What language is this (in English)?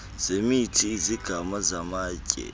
Xhosa